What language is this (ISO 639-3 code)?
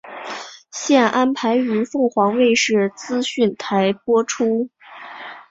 zho